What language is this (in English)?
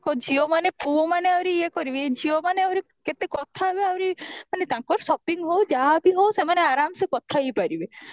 Odia